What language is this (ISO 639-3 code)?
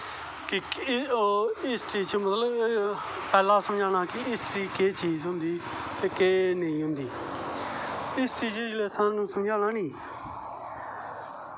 doi